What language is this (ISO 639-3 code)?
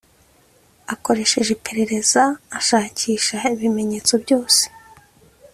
kin